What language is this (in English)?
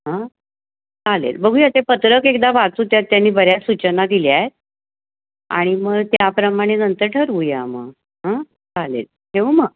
Marathi